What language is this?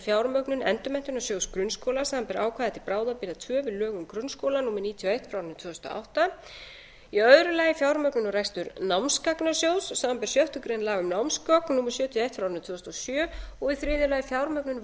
Icelandic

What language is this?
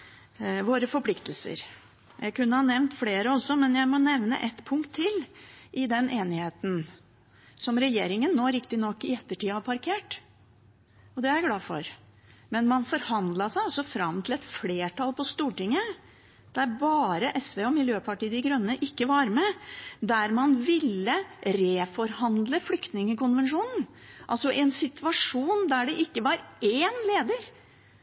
Norwegian Bokmål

